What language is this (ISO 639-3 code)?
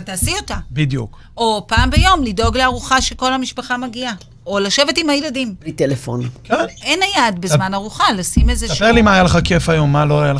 heb